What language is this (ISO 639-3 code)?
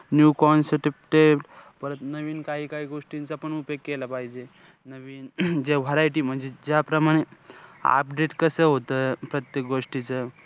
mar